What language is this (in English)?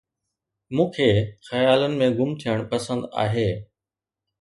Sindhi